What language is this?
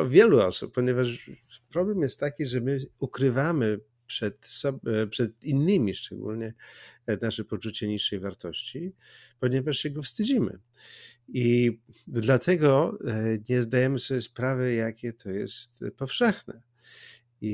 Polish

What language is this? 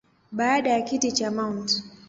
Swahili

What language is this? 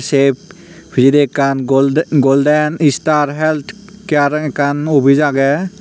Chakma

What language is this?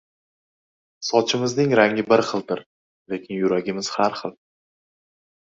Uzbek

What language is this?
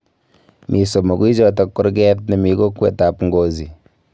Kalenjin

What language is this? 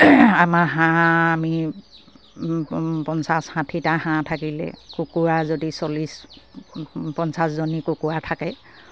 Assamese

